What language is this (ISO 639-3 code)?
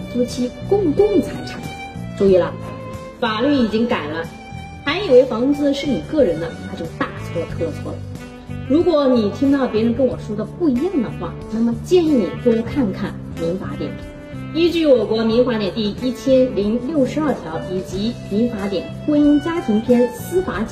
zho